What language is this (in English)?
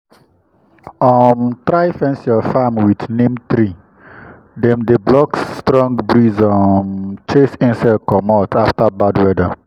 Nigerian Pidgin